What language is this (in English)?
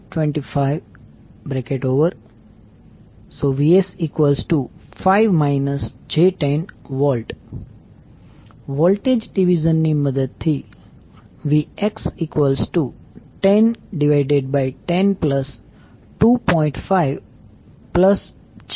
Gujarati